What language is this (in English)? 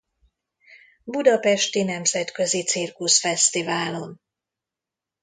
Hungarian